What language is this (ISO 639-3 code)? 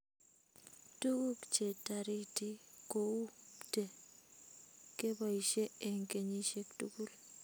kln